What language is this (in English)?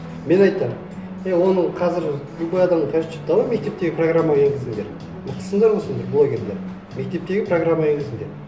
Kazakh